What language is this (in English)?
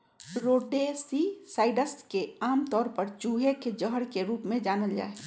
Magahi